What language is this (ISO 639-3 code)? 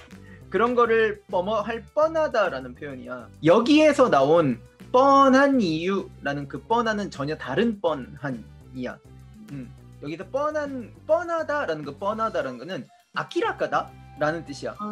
kor